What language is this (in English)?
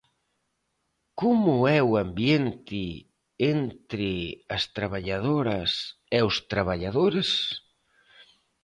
Galician